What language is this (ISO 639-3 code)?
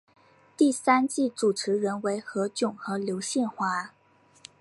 zho